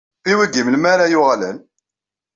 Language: Kabyle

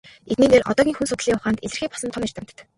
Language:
Mongolian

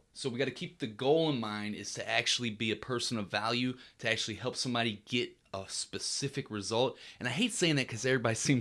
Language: English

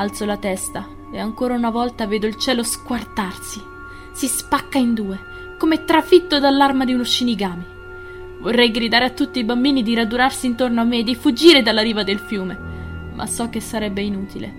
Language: Italian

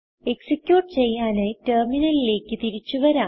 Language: Malayalam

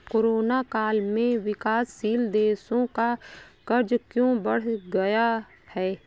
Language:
Hindi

